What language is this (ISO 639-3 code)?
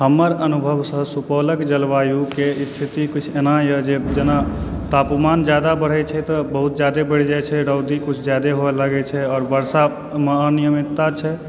mai